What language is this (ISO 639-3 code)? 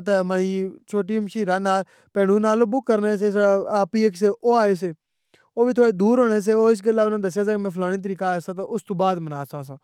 phr